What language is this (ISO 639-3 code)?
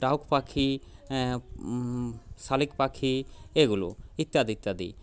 ben